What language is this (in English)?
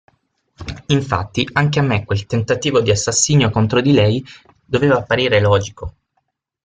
Italian